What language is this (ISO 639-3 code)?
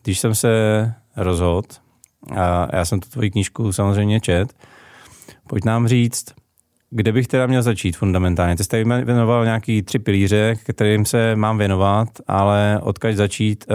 ces